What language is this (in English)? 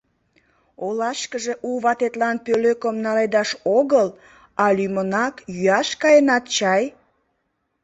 Mari